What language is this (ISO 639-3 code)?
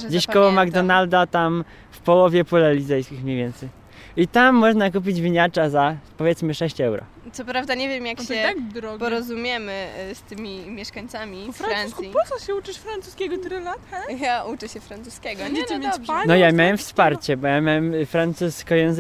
pol